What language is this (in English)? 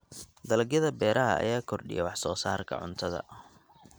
Somali